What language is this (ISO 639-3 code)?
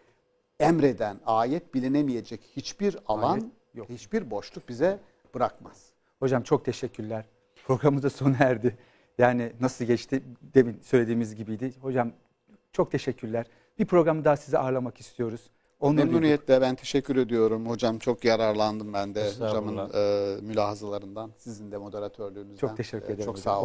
tur